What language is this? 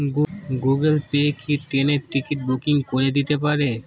Bangla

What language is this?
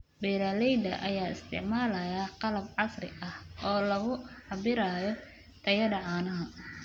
Somali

